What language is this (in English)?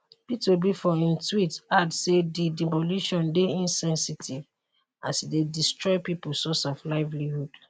Nigerian Pidgin